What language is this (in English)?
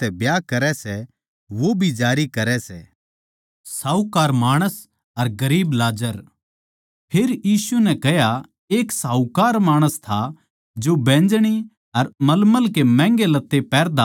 Haryanvi